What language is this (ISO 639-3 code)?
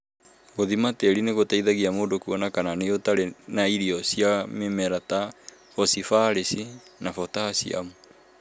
kik